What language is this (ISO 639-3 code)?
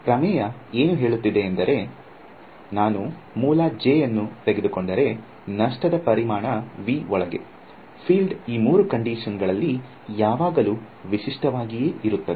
kan